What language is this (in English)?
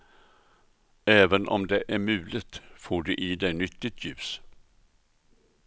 Swedish